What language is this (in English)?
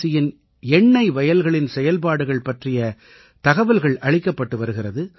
Tamil